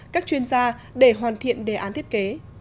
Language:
Vietnamese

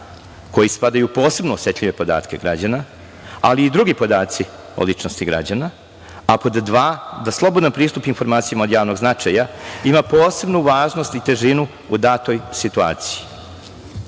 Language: Serbian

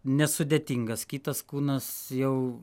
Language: Lithuanian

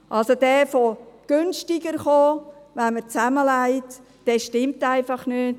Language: Swiss German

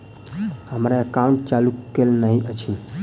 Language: Maithili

